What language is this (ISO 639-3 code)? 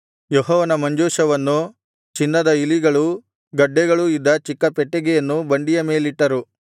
kan